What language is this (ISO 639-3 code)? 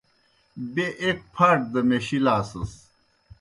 plk